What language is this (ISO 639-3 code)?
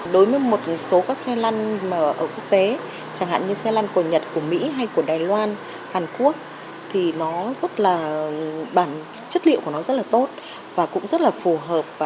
vie